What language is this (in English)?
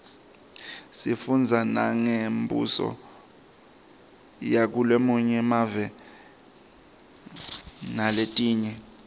Swati